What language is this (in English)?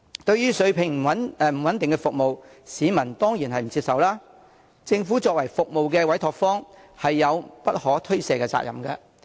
Cantonese